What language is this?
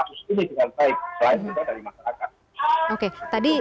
Indonesian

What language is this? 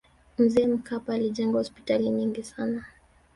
Swahili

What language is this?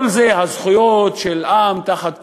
Hebrew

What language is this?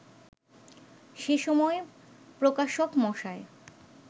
Bangla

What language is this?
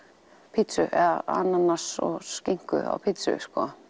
Icelandic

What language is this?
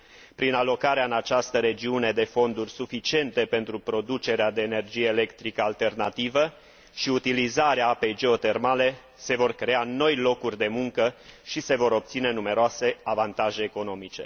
Romanian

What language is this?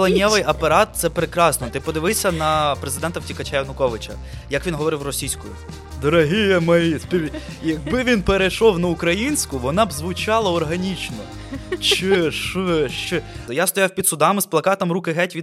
Ukrainian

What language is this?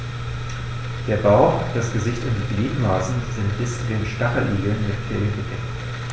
German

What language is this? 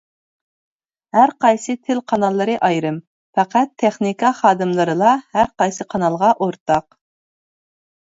Uyghur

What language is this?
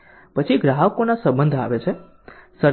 Gujarati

